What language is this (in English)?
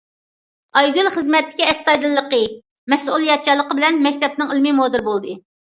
Uyghur